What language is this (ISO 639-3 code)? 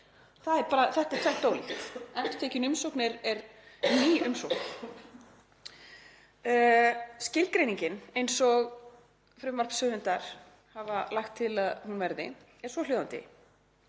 isl